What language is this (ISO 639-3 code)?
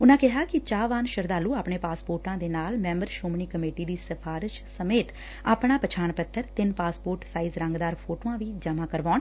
pan